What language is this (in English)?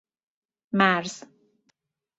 Persian